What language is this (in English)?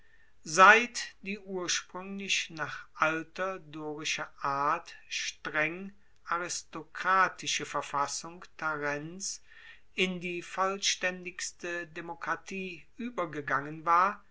German